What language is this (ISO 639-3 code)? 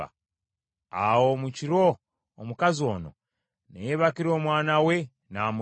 lug